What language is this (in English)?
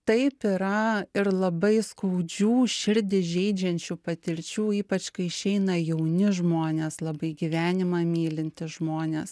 Lithuanian